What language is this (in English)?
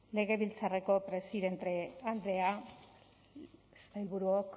Basque